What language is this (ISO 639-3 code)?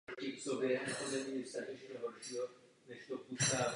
ces